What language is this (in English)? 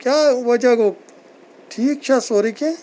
Kashmiri